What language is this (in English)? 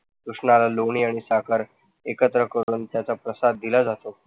Marathi